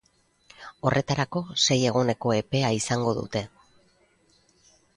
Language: Basque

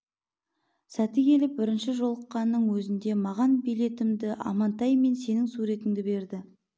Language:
Kazakh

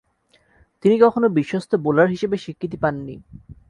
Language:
Bangla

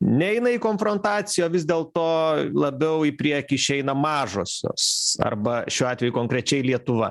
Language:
Lithuanian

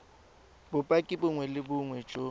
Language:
Tswana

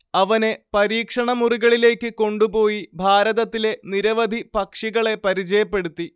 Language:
Malayalam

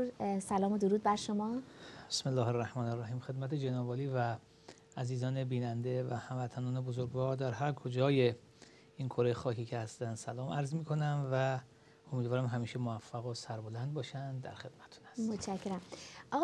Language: Persian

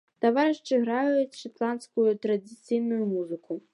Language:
Belarusian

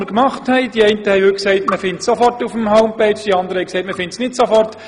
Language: Swiss German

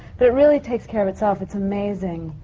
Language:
English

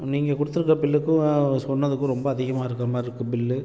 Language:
Tamil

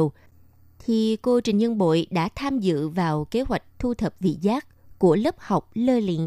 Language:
Vietnamese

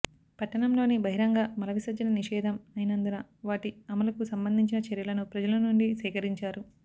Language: Telugu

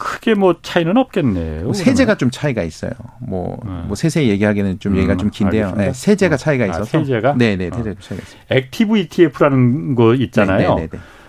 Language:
Korean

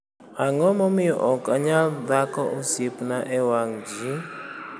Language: Luo (Kenya and Tanzania)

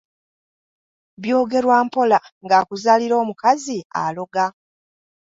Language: Ganda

